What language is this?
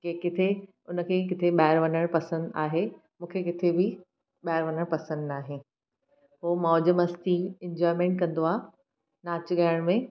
Sindhi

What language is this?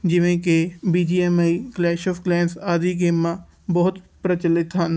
Punjabi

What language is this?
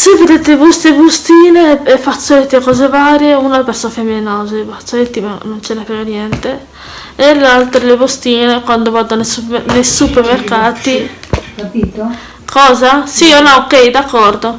Italian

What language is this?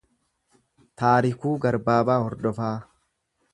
Oromo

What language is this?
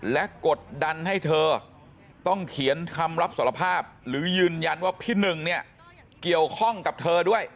Thai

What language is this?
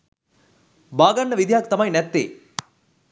Sinhala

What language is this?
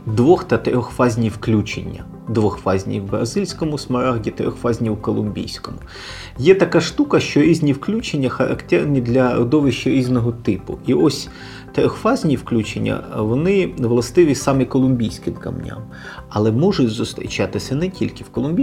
Ukrainian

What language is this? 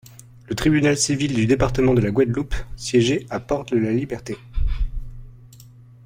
French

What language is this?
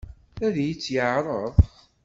Kabyle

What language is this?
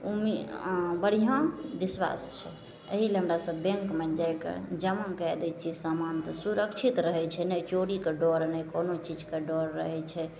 Maithili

